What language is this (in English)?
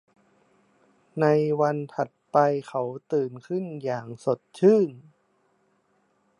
Thai